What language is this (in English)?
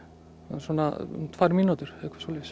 Icelandic